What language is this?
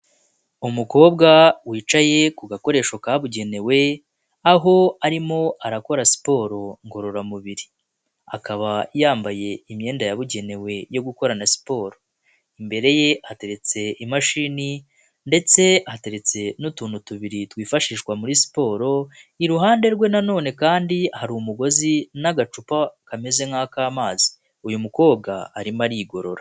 Kinyarwanda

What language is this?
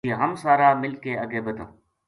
Gujari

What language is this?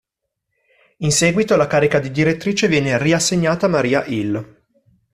Italian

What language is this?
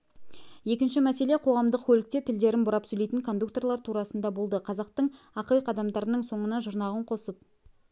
Kazakh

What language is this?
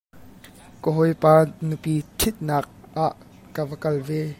Hakha Chin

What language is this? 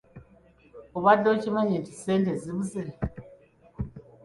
Ganda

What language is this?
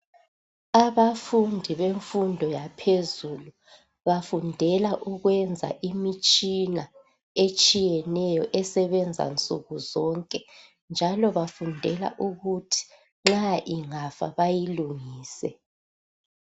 North Ndebele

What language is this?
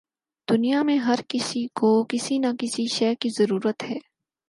Urdu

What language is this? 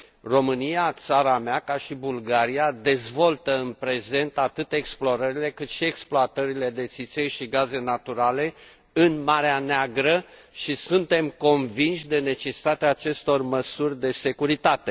Romanian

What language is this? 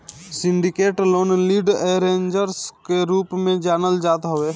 Bhojpuri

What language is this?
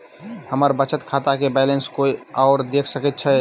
Maithili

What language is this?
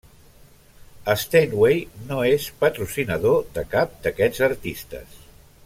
Catalan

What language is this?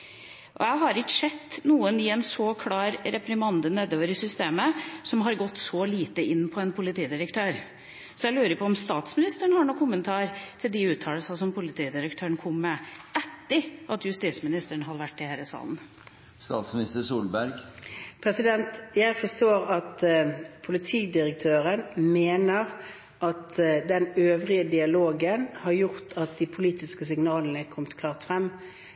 Norwegian Bokmål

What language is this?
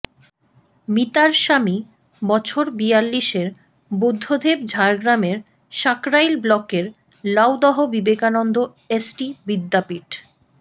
Bangla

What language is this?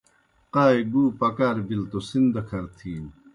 Kohistani Shina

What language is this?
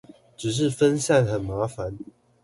Chinese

